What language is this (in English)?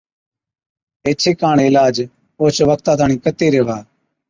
Od